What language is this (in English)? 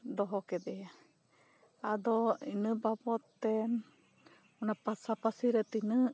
Santali